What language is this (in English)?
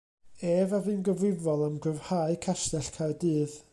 Welsh